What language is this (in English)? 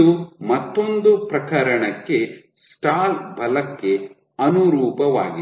Kannada